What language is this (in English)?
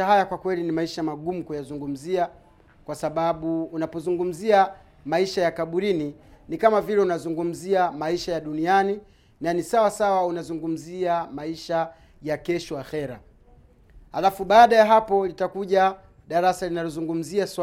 Swahili